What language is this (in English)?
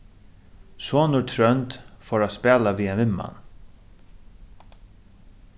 Faroese